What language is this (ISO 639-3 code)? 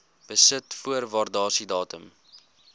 afr